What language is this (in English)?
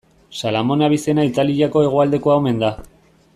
Basque